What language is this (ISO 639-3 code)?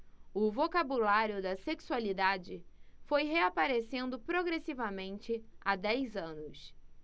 por